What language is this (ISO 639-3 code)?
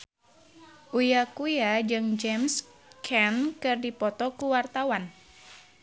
sun